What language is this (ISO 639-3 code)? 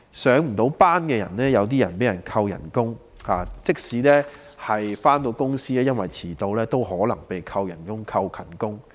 yue